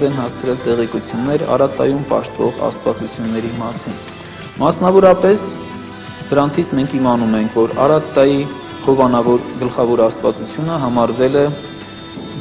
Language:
Turkish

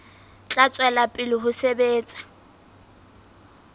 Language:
Southern Sotho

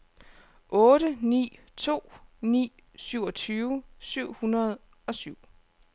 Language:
Danish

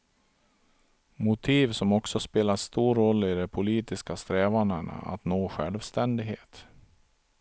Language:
Swedish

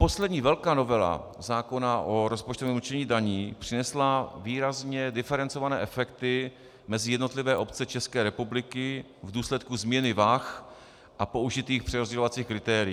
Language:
Czech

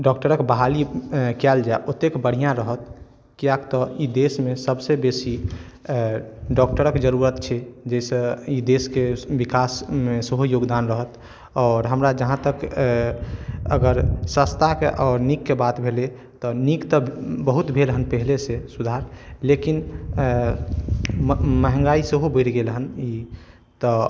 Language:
Maithili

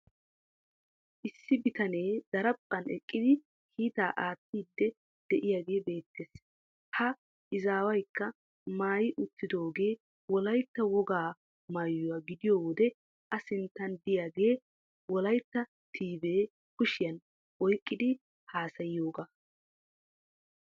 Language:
Wolaytta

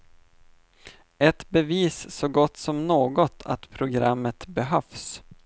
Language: Swedish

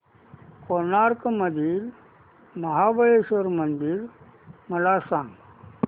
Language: Marathi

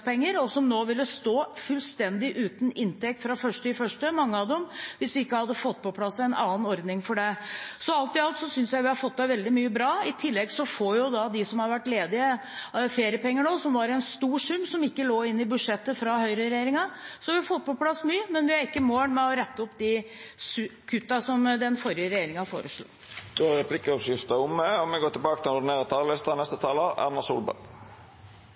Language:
Norwegian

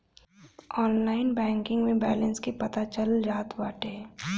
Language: Bhojpuri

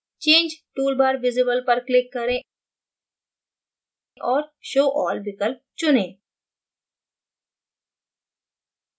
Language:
Hindi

